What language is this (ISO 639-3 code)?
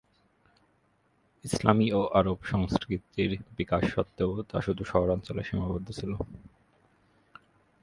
ben